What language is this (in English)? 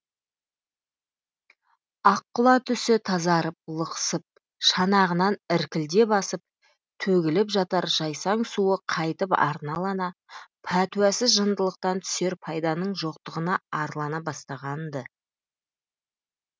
Kazakh